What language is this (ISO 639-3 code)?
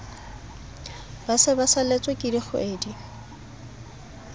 sot